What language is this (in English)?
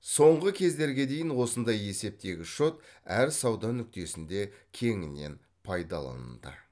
Kazakh